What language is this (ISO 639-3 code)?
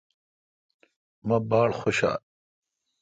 xka